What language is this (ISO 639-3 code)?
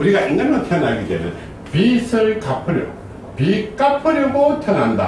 kor